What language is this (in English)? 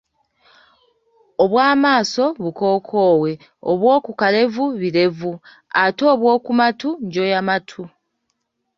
Ganda